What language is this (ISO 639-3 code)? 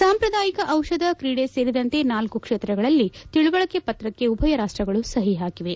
kan